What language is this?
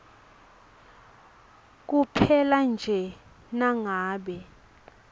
Swati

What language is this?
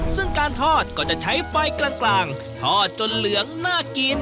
Thai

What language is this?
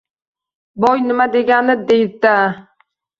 Uzbek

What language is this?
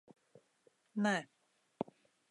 Latvian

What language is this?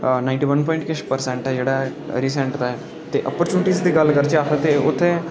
Dogri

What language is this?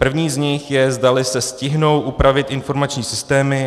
Czech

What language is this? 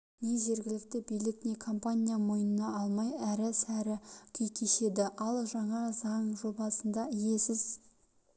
Kazakh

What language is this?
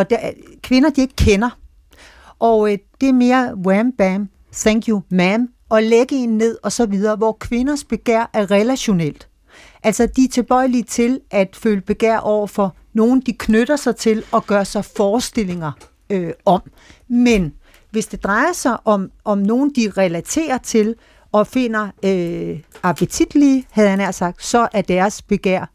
Danish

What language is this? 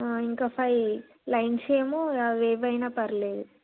Telugu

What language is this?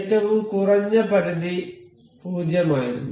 Malayalam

